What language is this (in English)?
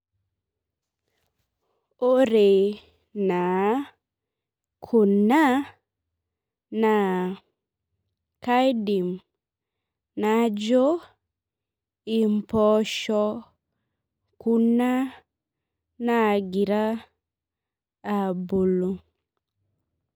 Masai